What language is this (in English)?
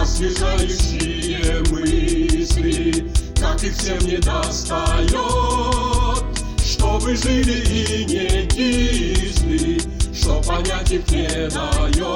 Russian